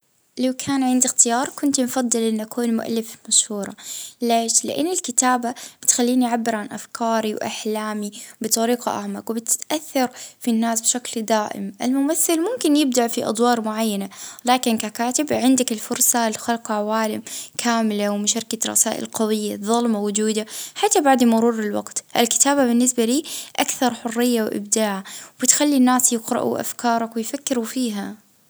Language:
Libyan Arabic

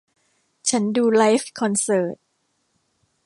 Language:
Thai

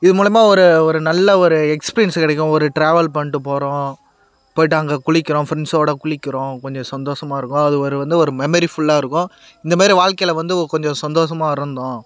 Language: Tamil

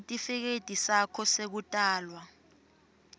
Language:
Swati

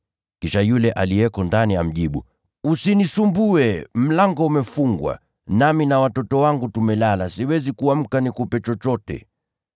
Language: Swahili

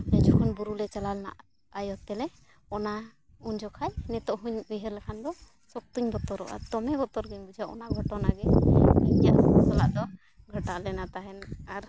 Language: Santali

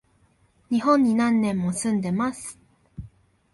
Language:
Japanese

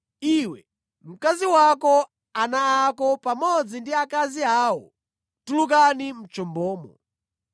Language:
Nyanja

